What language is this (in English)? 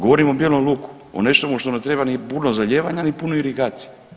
Croatian